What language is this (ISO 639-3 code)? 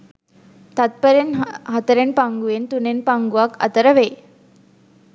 sin